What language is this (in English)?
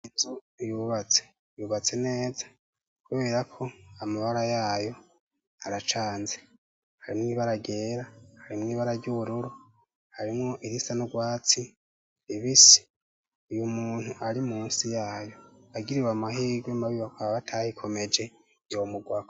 Rundi